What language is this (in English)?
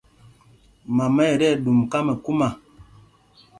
Mpumpong